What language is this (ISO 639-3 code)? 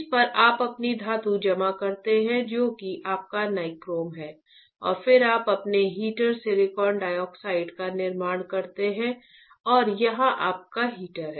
hin